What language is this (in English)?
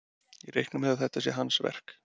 Icelandic